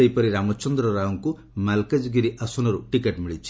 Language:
Odia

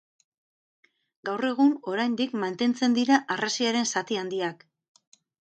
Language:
Basque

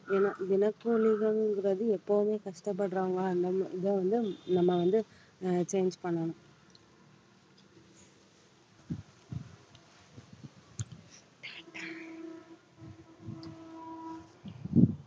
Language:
Tamil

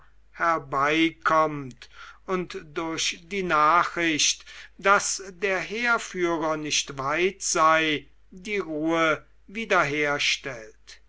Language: German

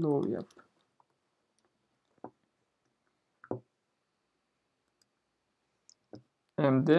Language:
Turkish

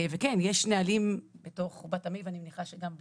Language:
Hebrew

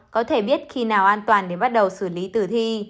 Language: Vietnamese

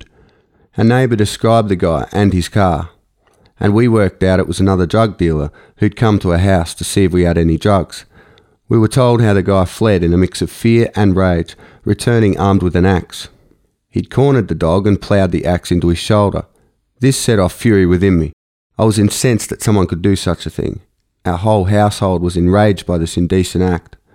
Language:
English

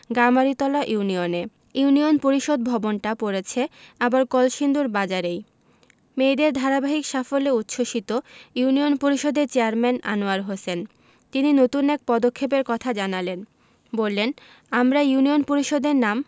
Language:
Bangla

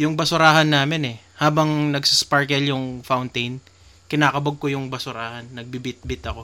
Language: Filipino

